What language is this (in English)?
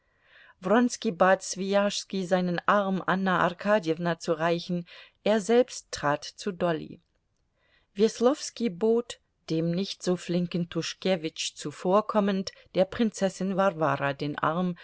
German